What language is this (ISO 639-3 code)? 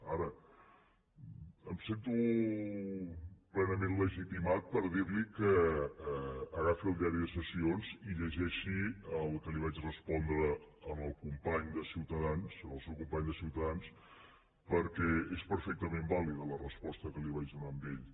cat